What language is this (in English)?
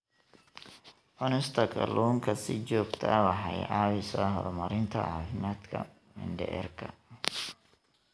Somali